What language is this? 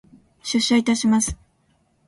Japanese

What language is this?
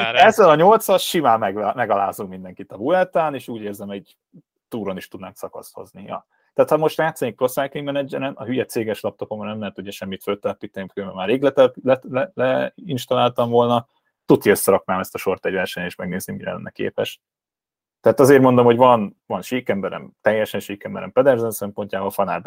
Hungarian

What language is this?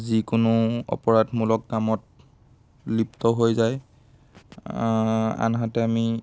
Assamese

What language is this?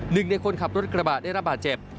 Thai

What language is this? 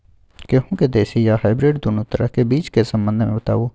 Maithili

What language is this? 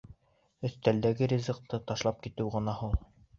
Bashkir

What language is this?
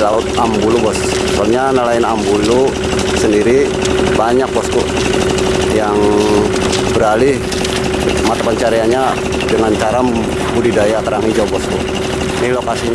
Indonesian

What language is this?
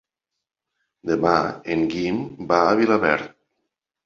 Catalan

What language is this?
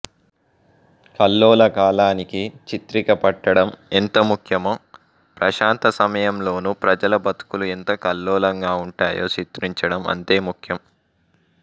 Telugu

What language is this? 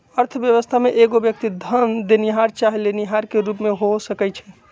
Magahi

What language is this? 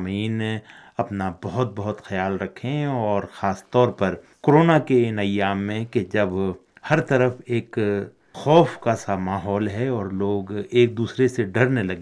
Urdu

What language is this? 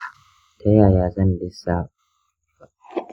Hausa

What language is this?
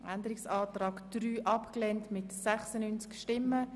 Swiss German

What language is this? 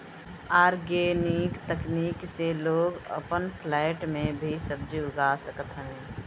Bhojpuri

